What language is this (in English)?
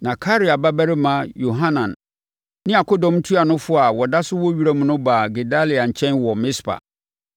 Akan